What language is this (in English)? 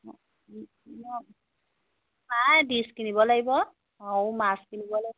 Assamese